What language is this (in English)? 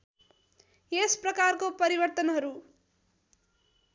Nepali